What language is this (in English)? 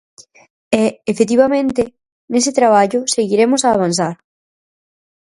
Galician